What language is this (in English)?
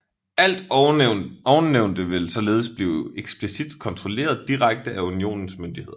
Danish